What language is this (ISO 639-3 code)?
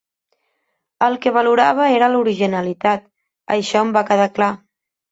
cat